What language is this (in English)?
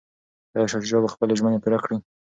Pashto